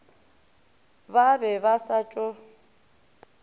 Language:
Northern Sotho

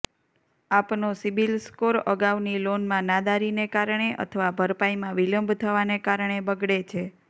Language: Gujarati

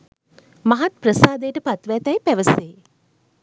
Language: Sinhala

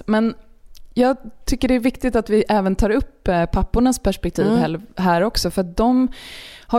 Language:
Swedish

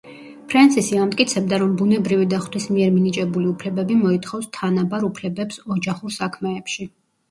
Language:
Georgian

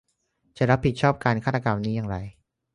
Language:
Thai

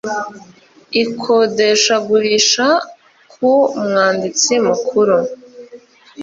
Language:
Kinyarwanda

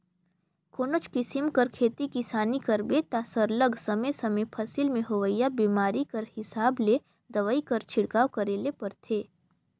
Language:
Chhattisgarhi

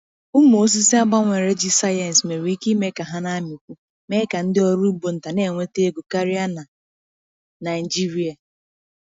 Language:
Igbo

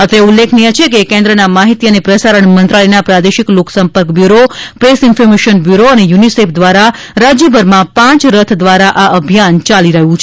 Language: Gujarati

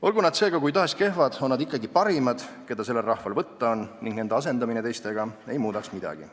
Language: Estonian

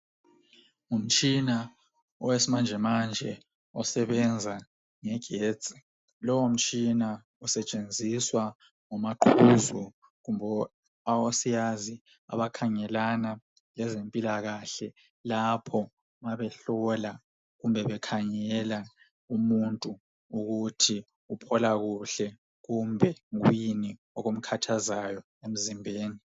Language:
North Ndebele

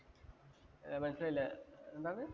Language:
Malayalam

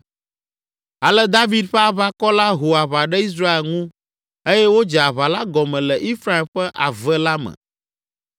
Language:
Ewe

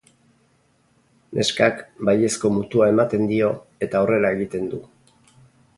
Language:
Basque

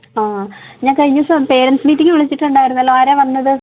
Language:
Malayalam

